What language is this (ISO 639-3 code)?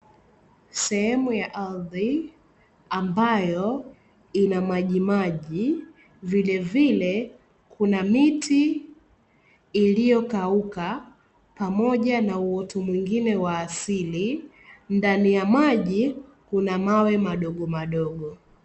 swa